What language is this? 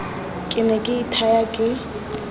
Tswana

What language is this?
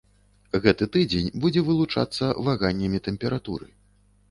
Belarusian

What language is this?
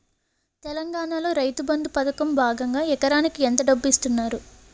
Telugu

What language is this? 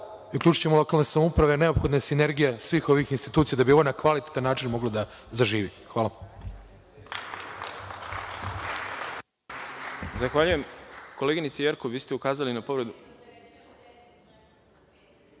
Serbian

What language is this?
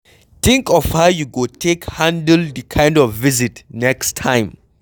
Nigerian Pidgin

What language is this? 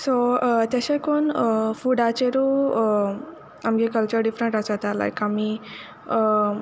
Konkani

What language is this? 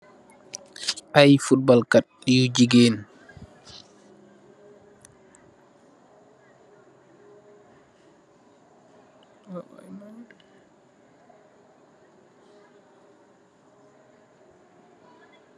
Wolof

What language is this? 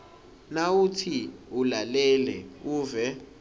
Swati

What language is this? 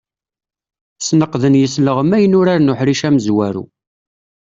Kabyle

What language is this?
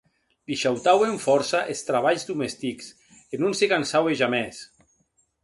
Occitan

